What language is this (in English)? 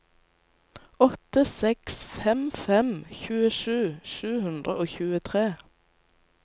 Norwegian